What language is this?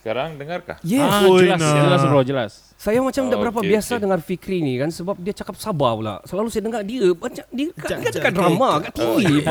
Malay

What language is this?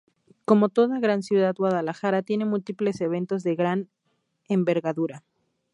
Spanish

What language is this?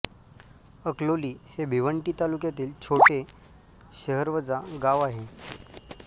Marathi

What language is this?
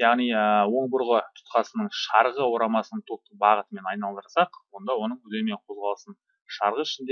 Turkish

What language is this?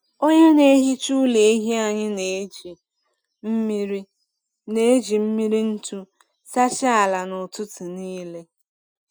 Igbo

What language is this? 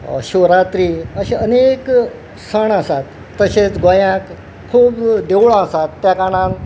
Konkani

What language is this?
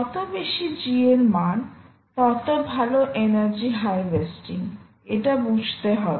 Bangla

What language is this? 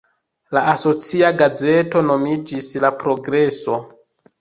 Esperanto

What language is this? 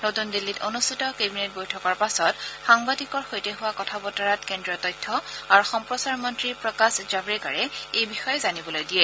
Assamese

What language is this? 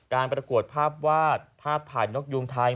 Thai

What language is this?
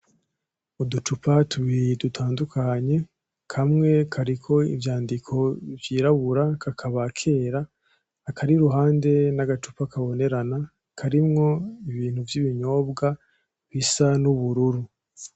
Rundi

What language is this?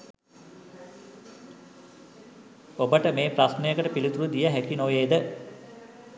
Sinhala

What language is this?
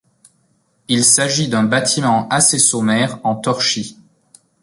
French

